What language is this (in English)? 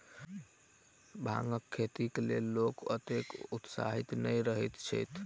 Maithili